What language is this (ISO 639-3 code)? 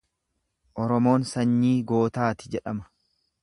orm